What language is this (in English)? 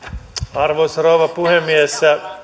Finnish